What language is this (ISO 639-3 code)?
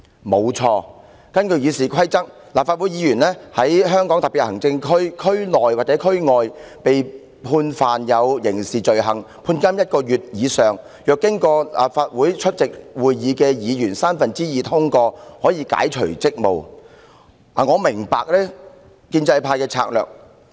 yue